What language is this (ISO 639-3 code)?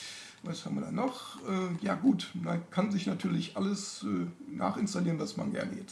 deu